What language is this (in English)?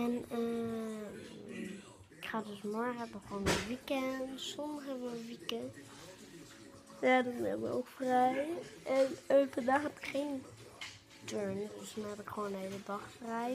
Dutch